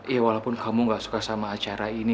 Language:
Indonesian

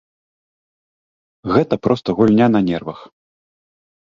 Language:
Belarusian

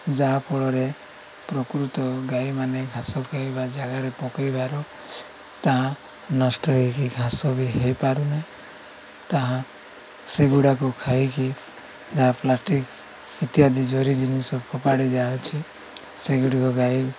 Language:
Odia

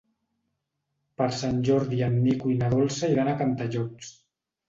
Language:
Catalan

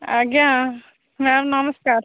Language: Odia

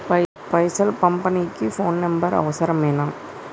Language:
Telugu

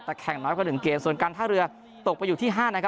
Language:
Thai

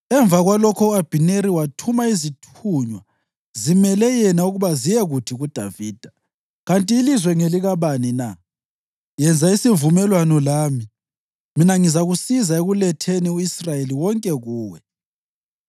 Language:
North Ndebele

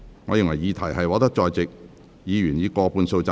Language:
Cantonese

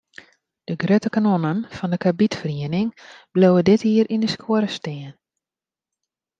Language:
Western Frisian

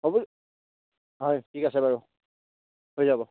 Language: Assamese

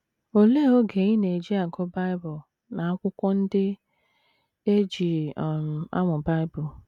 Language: Igbo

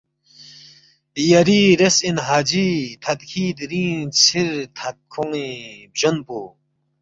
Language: Balti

